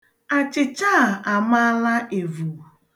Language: Igbo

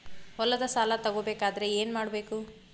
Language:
Kannada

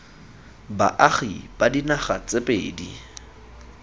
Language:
Tswana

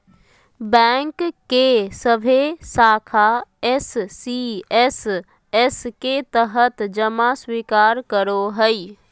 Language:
Magahi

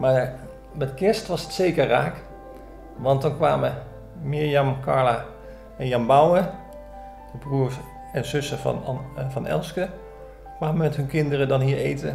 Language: Dutch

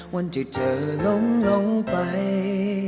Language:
Thai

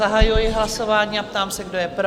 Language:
Czech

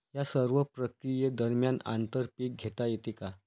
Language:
Marathi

